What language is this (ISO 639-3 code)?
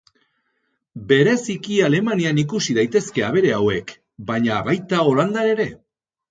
eus